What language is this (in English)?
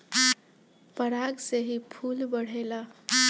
Bhojpuri